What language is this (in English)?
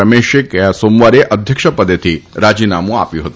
Gujarati